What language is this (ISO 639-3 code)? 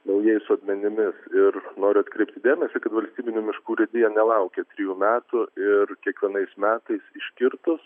lit